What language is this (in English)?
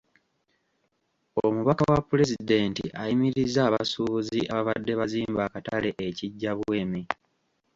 Ganda